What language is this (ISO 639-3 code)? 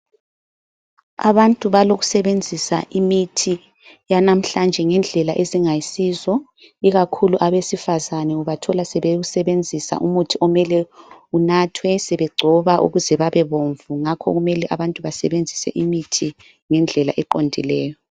nde